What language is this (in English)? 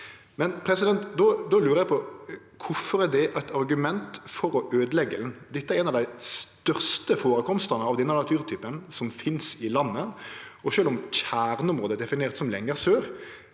Norwegian